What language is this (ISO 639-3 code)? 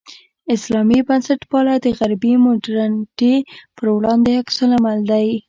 pus